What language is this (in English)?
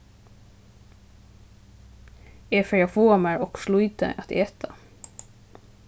Faroese